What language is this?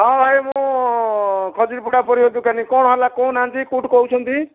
Odia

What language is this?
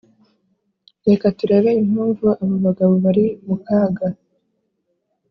Kinyarwanda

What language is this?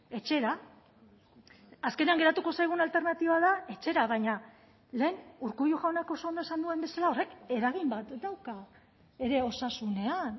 Basque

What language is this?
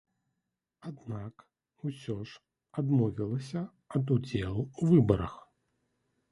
Belarusian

